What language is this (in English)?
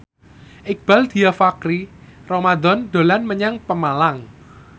Javanese